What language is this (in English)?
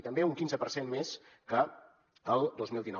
Catalan